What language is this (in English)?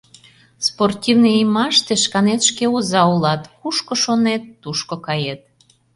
Mari